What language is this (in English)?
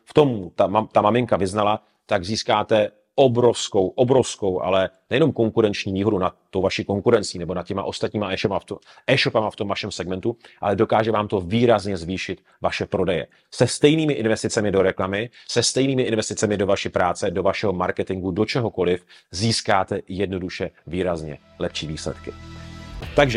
Czech